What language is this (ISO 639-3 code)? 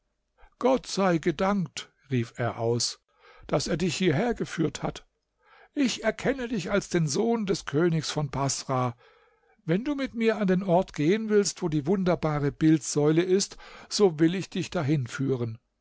deu